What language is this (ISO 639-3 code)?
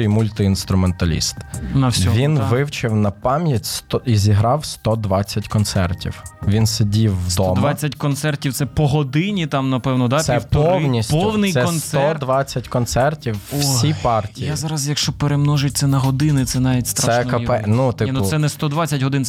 ukr